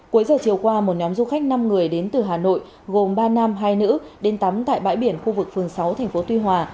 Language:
Vietnamese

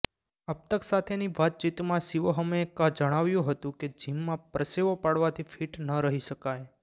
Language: Gujarati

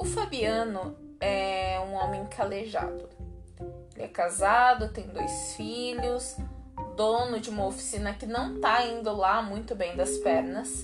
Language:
Portuguese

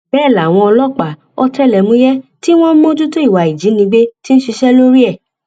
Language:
Yoruba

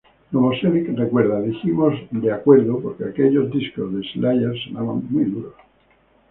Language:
Spanish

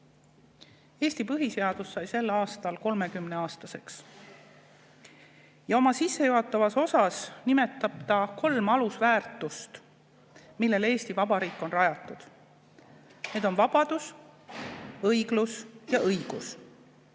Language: Estonian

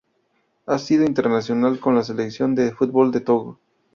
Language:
Spanish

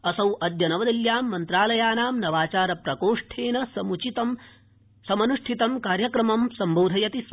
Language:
Sanskrit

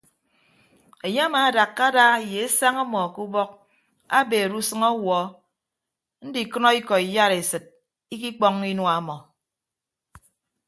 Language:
Ibibio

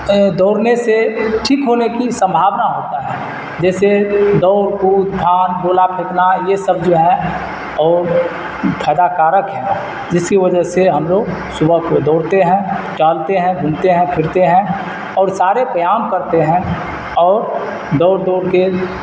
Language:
Urdu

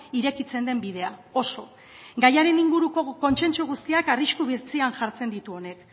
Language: Basque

